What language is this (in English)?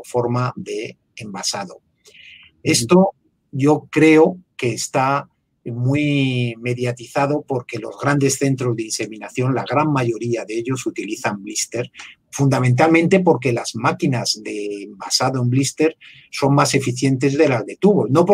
Spanish